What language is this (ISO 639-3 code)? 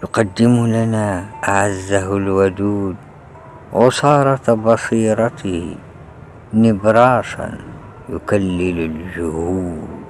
ara